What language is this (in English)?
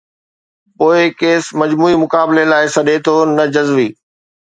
Sindhi